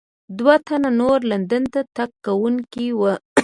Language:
Pashto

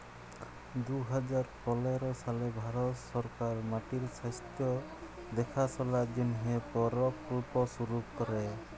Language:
Bangla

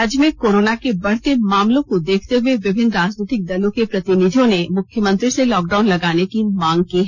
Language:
Hindi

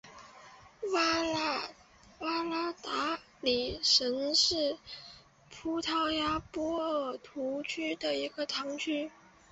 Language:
Chinese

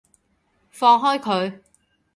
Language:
Cantonese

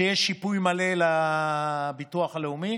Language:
Hebrew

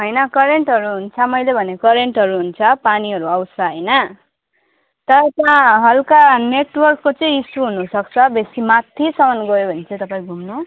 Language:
Nepali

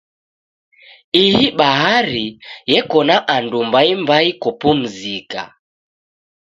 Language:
Taita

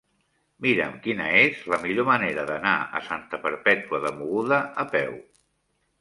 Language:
Catalan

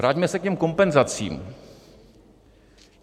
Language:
Czech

